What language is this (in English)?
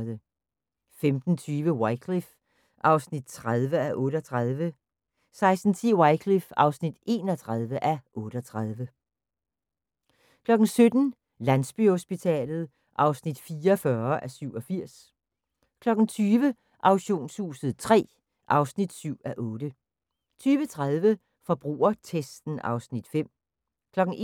Danish